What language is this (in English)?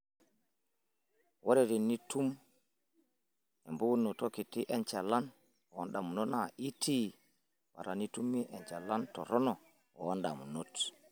Masai